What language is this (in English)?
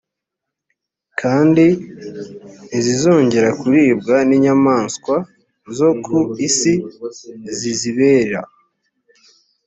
Kinyarwanda